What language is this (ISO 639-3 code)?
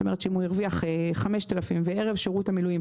heb